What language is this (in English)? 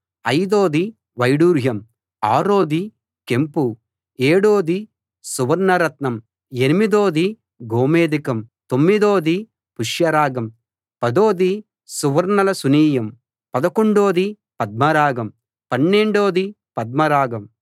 Telugu